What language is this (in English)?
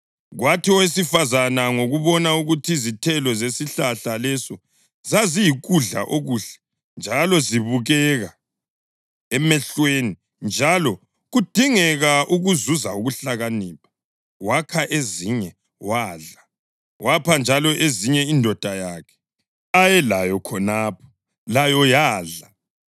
North Ndebele